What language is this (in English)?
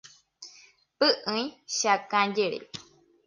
Guarani